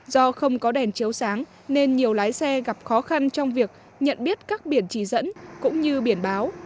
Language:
Vietnamese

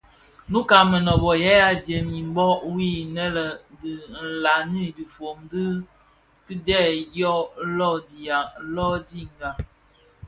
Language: Bafia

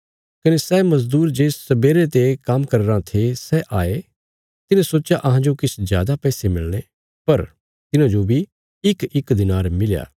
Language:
Bilaspuri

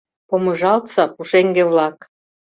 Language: Mari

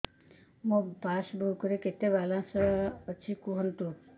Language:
Odia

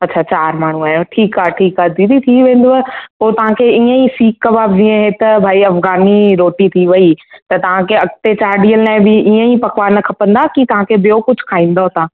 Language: Sindhi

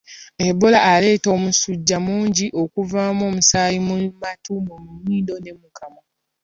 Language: Ganda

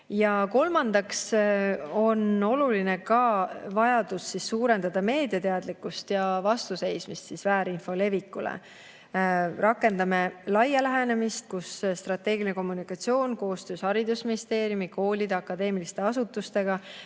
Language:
Estonian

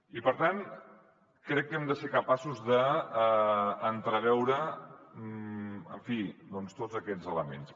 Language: Catalan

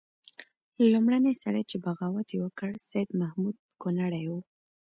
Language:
Pashto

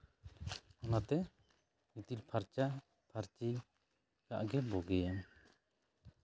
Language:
Santali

